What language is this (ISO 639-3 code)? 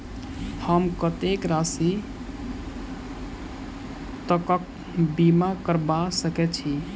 mai